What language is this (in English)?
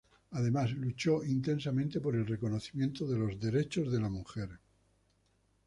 Spanish